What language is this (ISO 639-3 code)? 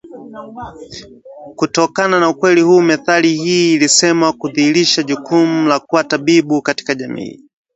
swa